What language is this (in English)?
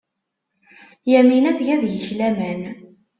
Kabyle